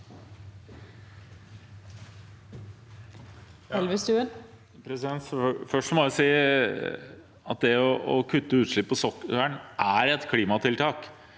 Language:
Norwegian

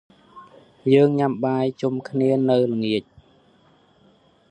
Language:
Khmer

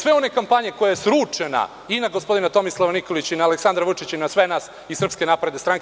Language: Serbian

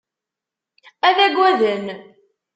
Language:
Kabyle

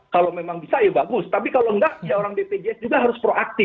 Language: Indonesian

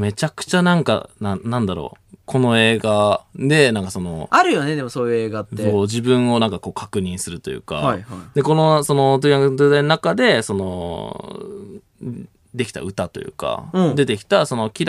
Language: Japanese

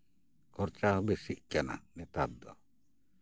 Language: Santali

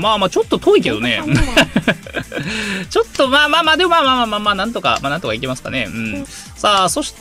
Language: Japanese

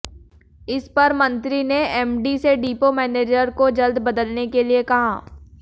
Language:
Hindi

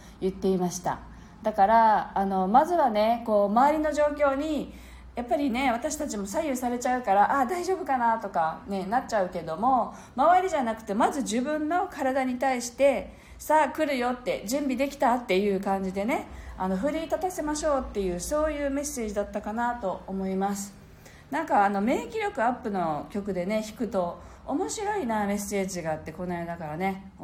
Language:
Japanese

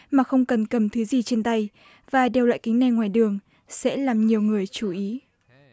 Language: Vietnamese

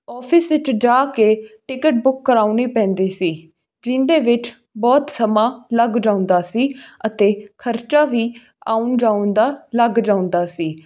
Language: Punjabi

